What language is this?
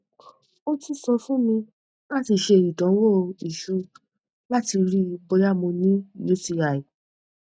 Yoruba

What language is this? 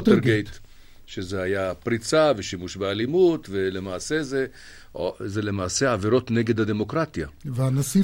Hebrew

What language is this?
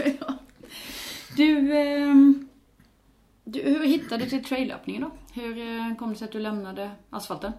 Swedish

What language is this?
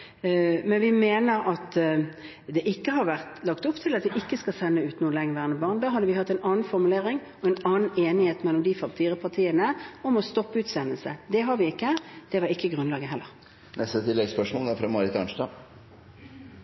Norwegian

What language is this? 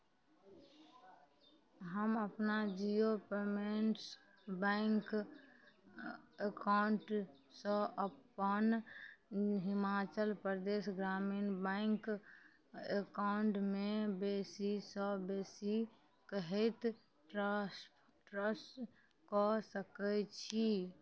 Maithili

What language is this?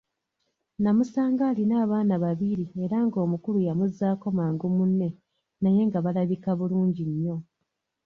Ganda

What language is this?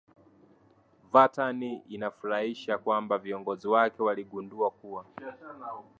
Swahili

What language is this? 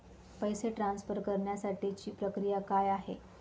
Marathi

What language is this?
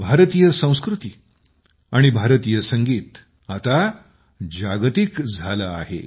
Marathi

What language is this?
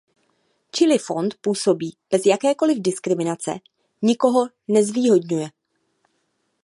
Czech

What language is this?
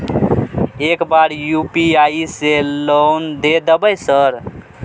Maithili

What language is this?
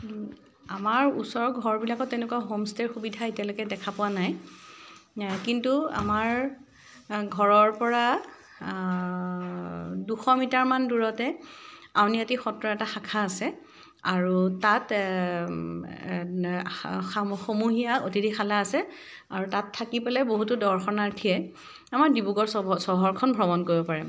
Assamese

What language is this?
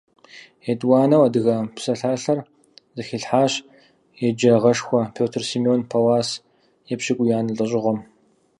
Kabardian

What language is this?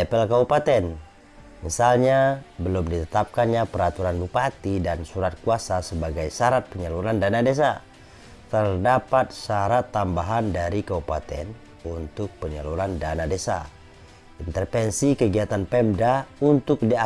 Indonesian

